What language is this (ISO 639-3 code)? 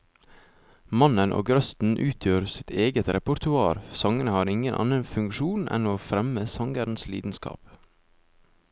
nor